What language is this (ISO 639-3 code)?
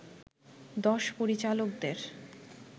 ben